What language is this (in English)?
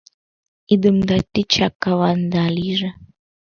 Mari